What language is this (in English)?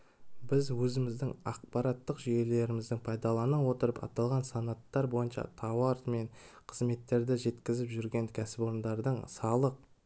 Kazakh